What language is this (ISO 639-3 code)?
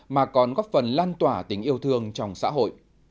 vie